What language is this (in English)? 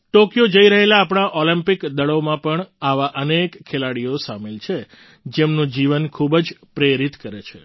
Gujarati